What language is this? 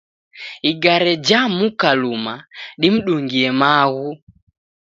Taita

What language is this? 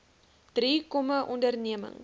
Afrikaans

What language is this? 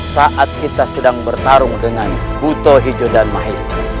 Indonesian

